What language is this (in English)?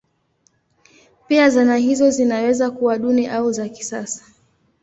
Swahili